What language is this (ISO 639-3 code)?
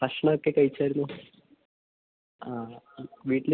mal